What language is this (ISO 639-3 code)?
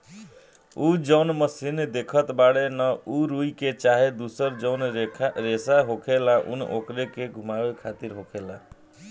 bho